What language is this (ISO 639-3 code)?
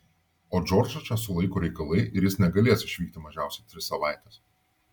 lit